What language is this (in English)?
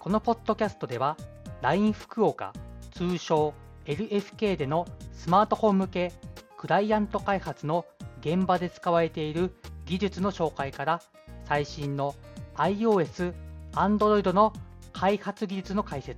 Japanese